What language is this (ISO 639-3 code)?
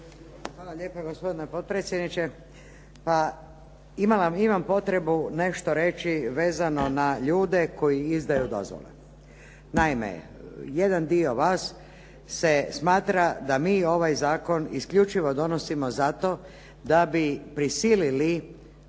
hrv